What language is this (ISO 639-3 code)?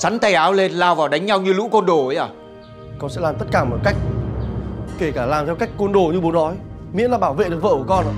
vie